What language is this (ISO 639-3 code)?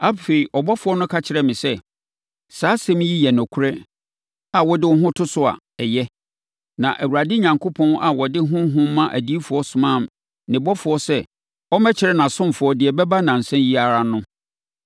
aka